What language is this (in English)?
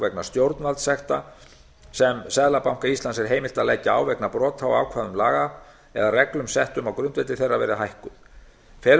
Icelandic